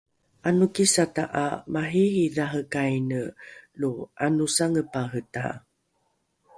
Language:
Rukai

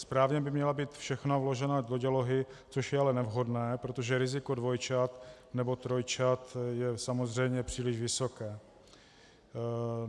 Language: Czech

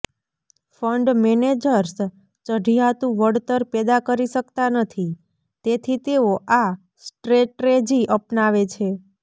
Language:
Gujarati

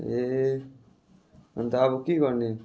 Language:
Nepali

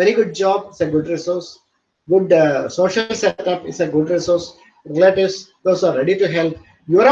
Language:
English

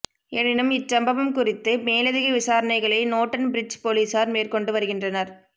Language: Tamil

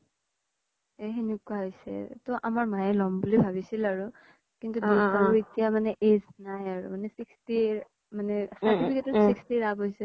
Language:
Assamese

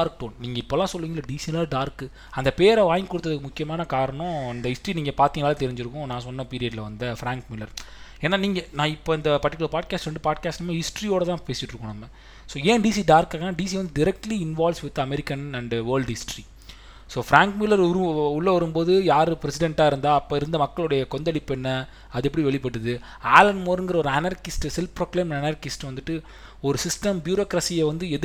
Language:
Tamil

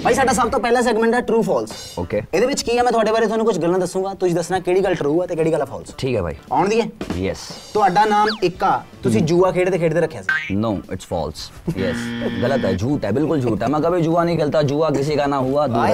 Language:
Punjabi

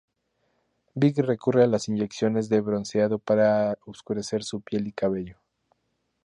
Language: Spanish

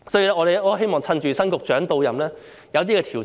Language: Cantonese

